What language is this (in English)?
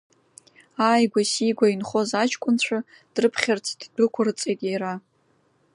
Abkhazian